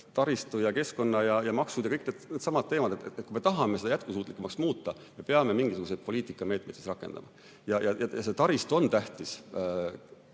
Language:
Estonian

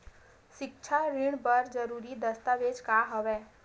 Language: Chhattisgarhi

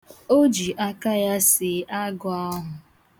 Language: Igbo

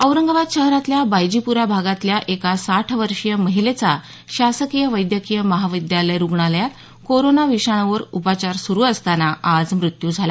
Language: Marathi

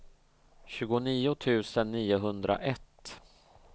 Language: Swedish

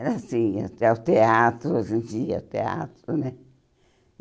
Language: Portuguese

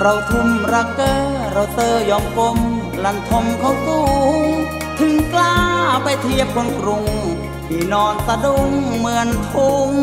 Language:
Thai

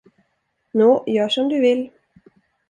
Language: Swedish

